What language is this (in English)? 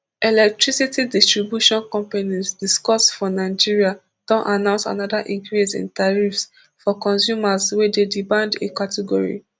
Nigerian Pidgin